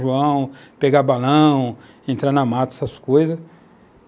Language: Portuguese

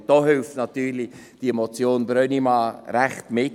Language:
Swiss German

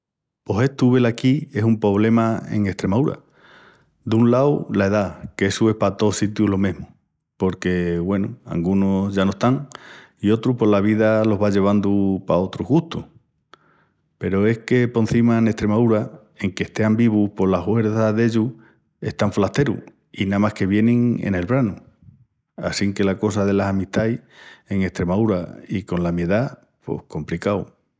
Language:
Extremaduran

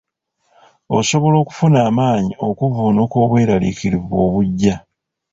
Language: Ganda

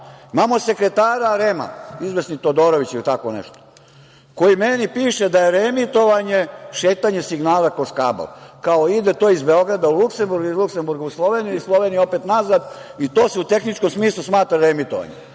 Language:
Serbian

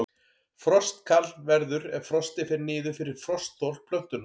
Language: Icelandic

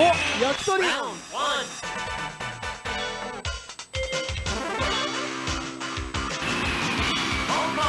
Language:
Japanese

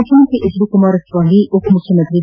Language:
Kannada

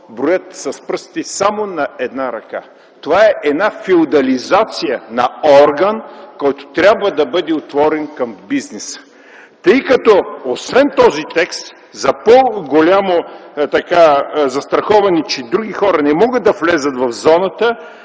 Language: Bulgarian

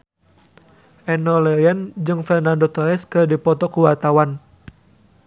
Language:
Sundanese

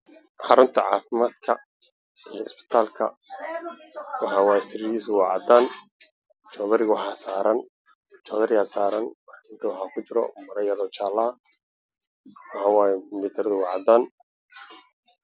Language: Somali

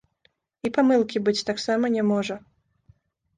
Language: Belarusian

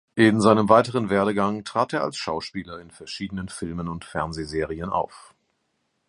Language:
German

